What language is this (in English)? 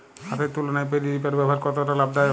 Bangla